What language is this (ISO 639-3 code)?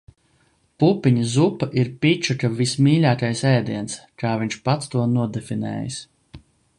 lav